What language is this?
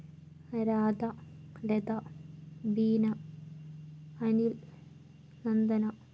Malayalam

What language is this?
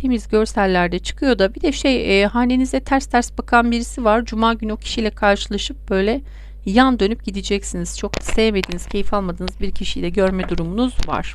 Turkish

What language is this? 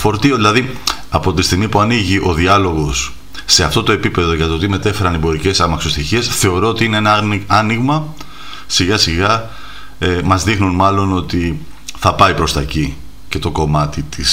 Greek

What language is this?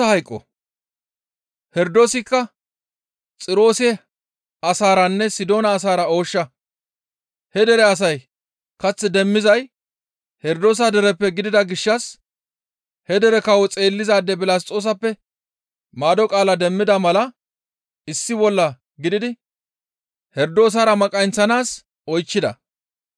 Gamo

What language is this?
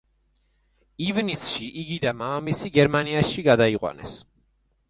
Georgian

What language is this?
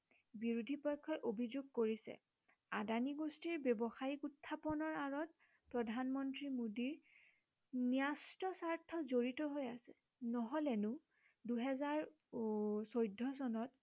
Assamese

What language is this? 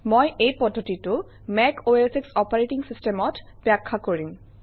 Assamese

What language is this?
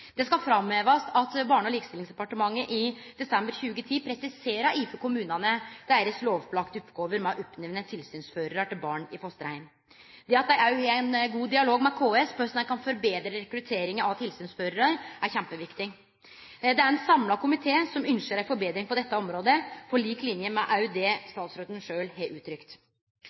Norwegian Nynorsk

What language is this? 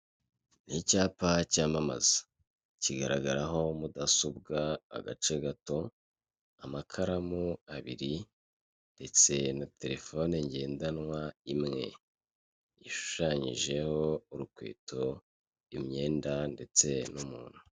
Kinyarwanda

